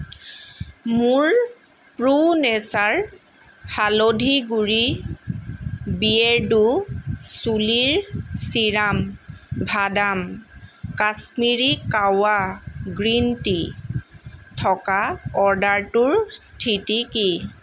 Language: Assamese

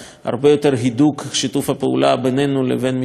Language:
Hebrew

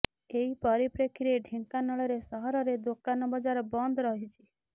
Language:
Odia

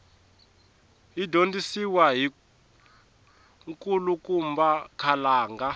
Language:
Tsonga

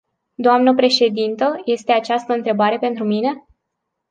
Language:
Romanian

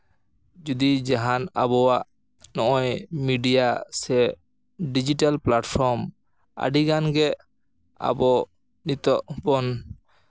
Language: Santali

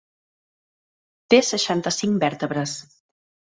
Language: Catalan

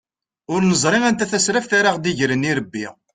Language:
Kabyle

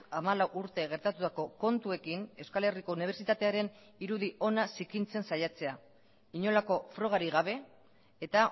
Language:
Basque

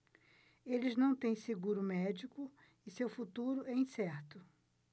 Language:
Portuguese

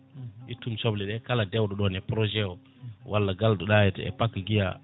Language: Fula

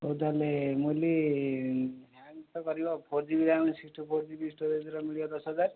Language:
Odia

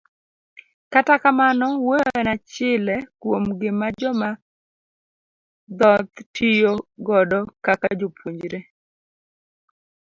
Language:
Luo (Kenya and Tanzania)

